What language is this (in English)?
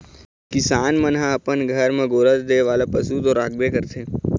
Chhattisgarhi